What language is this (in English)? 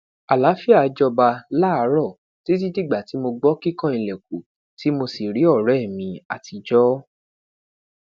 Yoruba